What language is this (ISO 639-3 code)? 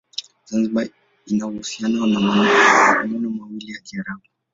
swa